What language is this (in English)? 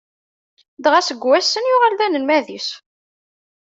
Kabyle